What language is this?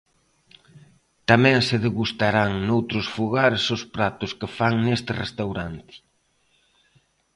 Galician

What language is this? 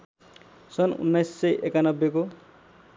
Nepali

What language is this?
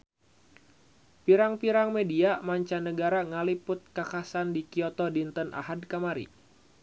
Sundanese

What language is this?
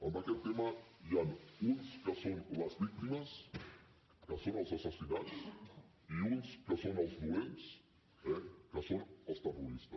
Catalan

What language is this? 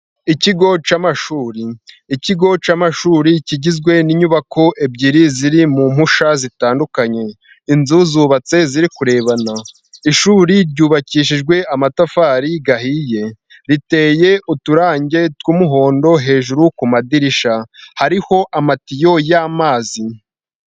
Kinyarwanda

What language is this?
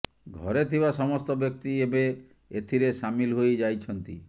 Odia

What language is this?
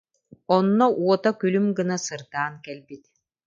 Yakut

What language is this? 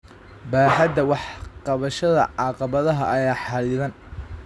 Somali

